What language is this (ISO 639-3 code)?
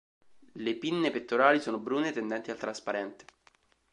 ita